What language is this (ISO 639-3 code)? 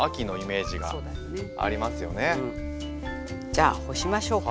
jpn